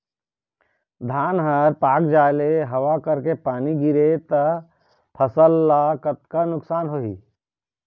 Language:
Chhattisgarhi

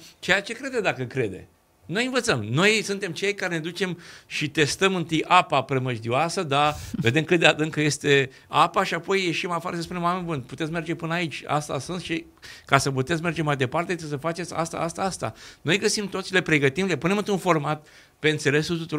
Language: Romanian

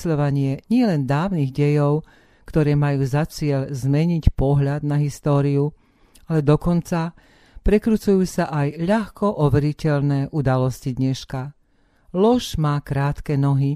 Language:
Slovak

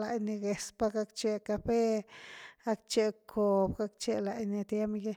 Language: Güilá Zapotec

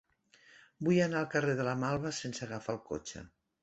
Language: Catalan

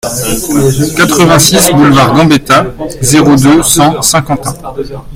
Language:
French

